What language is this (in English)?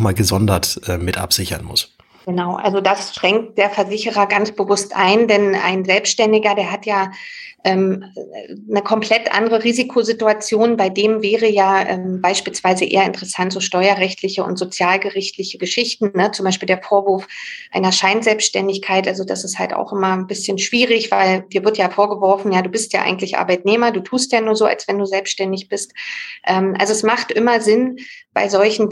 German